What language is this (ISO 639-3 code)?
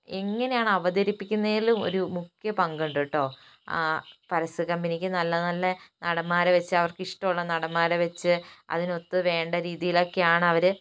mal